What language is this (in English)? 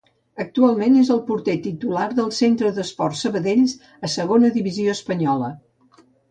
Catalan